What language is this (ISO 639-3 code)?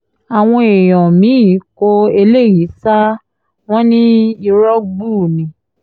yor